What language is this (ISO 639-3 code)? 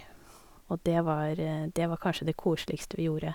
nor